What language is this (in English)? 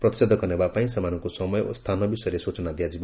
Odia